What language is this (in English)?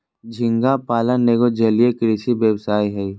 Magahi